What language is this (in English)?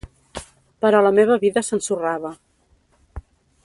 Catalan